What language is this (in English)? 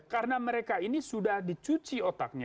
Indonesian